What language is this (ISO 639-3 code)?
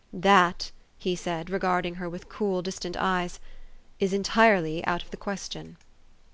eng